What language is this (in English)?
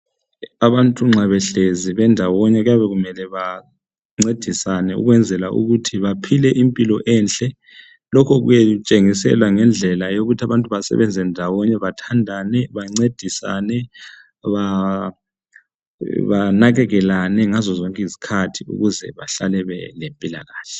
North Ndebele